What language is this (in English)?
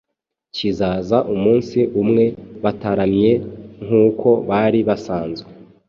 Kinyarwanda